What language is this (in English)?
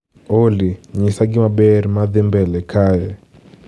Luo (Kenya and Tanzania)